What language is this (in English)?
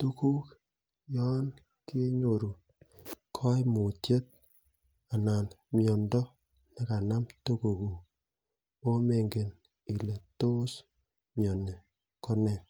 Kalenjin